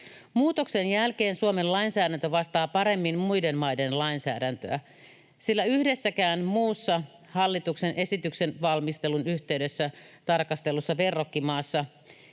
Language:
Finnish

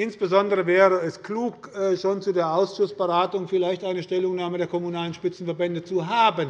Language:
German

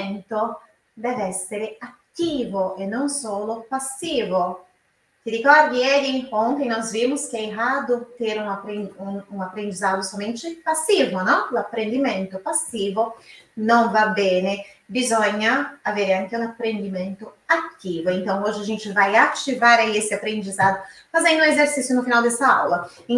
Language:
Portuguese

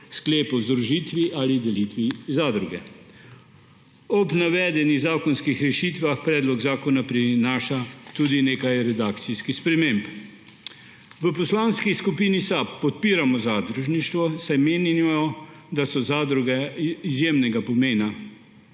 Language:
Slovenian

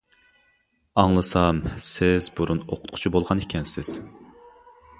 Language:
Uyghur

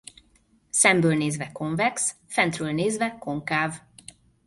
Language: Hungarian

